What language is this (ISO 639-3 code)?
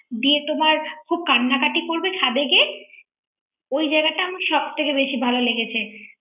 ben